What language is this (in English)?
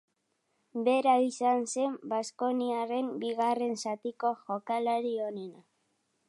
Basque